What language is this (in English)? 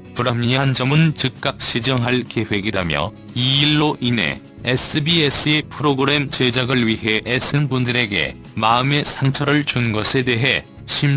Korean